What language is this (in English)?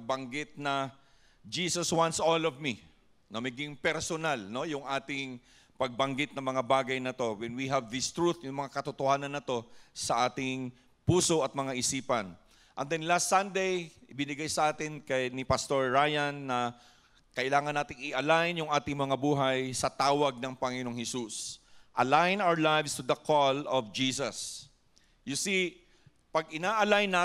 Filipino